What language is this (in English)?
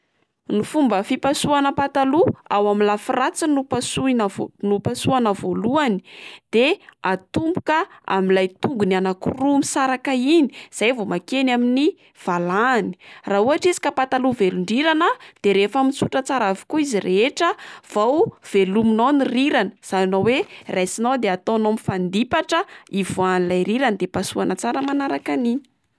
Malagasy